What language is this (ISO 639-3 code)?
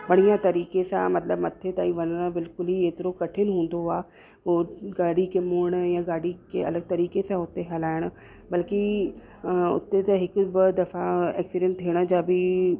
snd